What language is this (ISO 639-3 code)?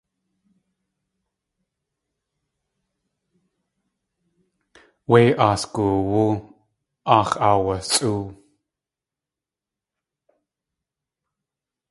tli